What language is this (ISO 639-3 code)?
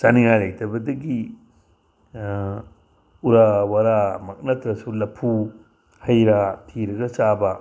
mni